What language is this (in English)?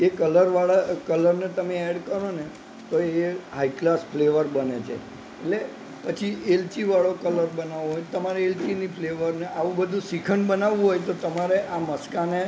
Gujarati